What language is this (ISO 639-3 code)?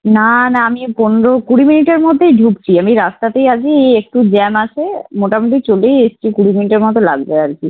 ben